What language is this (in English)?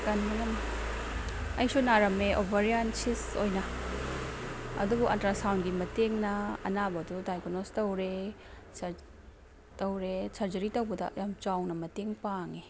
Manipuri